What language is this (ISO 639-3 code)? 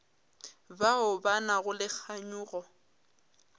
nso